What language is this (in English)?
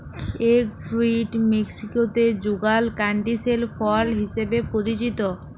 Bangla